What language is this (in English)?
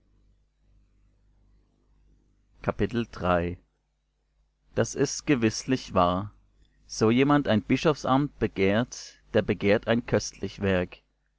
German